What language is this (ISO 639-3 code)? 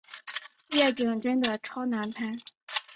zho